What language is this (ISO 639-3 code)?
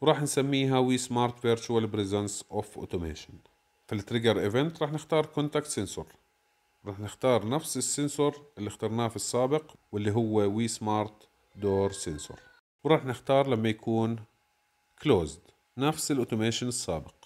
ara